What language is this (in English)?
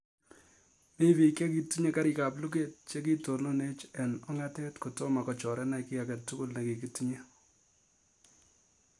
Kalenjin